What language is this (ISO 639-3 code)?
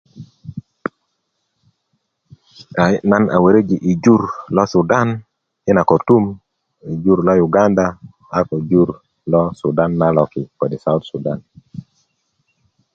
ukv